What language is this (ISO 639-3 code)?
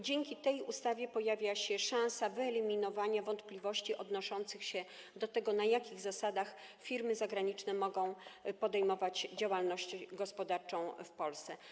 pol